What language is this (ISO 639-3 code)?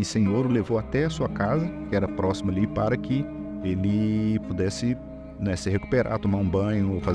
por